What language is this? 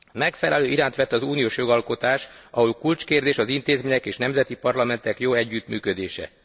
Hungarian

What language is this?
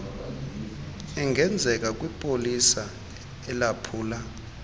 Xhosa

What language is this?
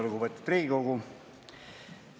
Estonian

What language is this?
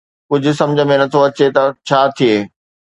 Sindhi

